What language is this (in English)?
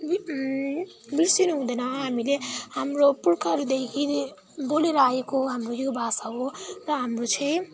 Nepali